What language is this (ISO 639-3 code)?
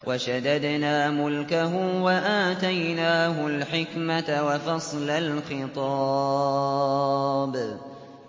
ara